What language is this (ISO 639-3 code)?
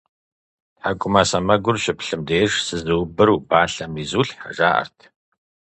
kbd